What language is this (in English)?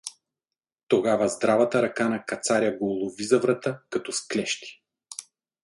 Bulgarian